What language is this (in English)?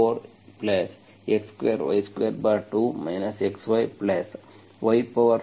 Kannada